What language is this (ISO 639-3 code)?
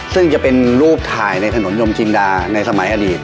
tha